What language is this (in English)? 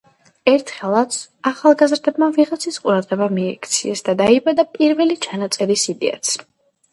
Georgian